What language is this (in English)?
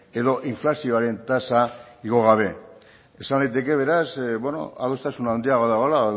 Basque